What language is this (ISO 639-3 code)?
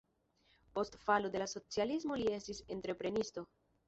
epo